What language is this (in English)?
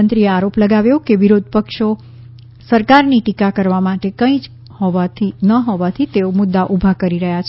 Gujarati